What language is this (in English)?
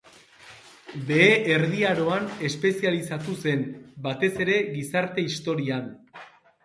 Basque